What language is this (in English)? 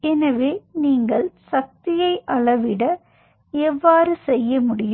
Tamil